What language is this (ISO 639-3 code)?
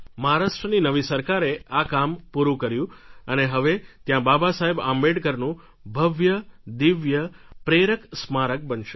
guj